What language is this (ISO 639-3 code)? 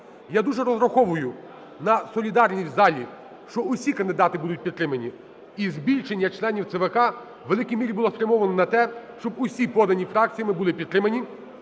ukr